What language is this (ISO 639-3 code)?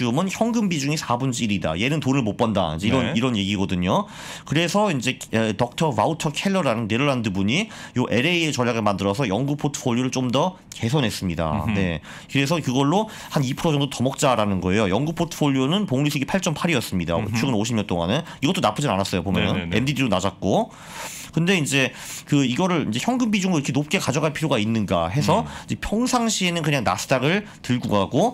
kor